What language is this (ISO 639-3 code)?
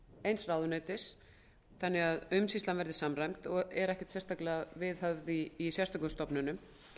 isl